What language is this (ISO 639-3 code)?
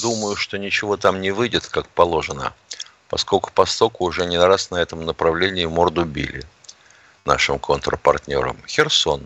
rus